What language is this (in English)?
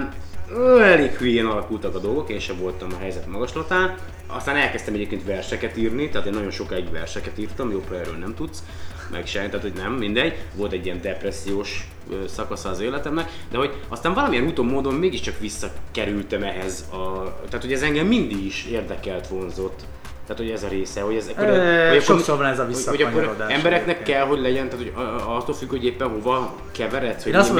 Hungarian